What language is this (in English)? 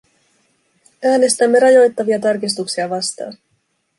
Finnish